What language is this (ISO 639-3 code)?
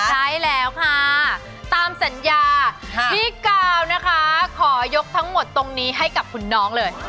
tha